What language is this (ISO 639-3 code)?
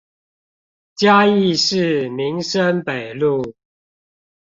zho